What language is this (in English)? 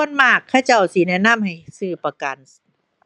Thai